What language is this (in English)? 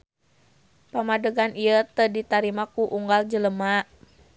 Sundanese